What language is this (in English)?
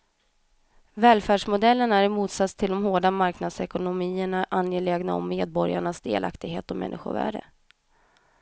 Swedish